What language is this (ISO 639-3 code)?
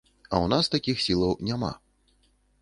bel